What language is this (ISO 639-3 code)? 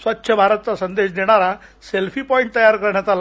mar